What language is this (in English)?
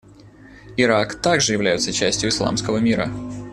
Russian